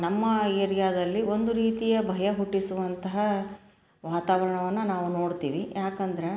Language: Kannada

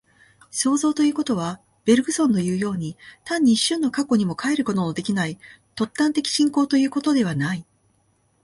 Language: Japanese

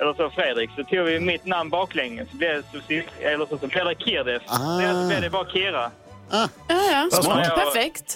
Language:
Swedish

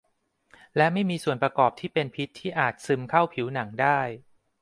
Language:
Thai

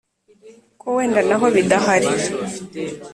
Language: Kinyarwanda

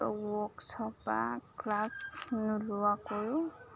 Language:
Assamese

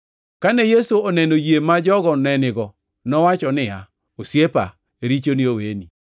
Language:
Luo (Kenya and Tanzania)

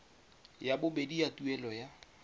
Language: Tswana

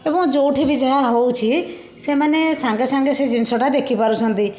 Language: Odia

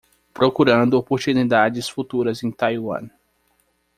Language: Portuguese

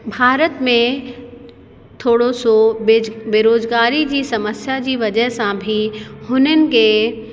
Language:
Sindhi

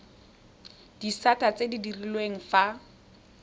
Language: Tswana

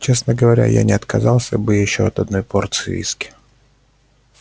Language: Russian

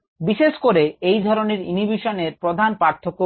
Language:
Bangla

